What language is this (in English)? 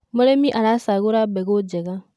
Kikuyu